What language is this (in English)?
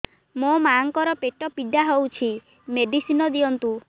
Odia